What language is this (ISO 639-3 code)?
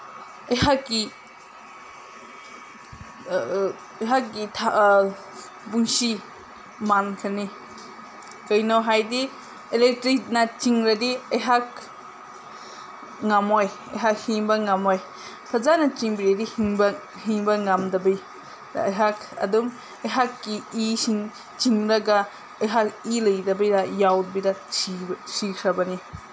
mni